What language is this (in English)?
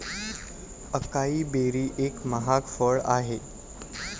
Marathi